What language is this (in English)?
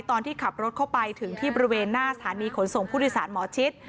Thai